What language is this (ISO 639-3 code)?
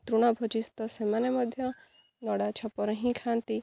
ori